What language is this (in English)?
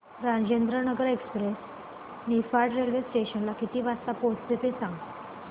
Marathi